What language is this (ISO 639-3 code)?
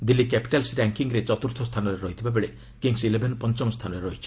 ori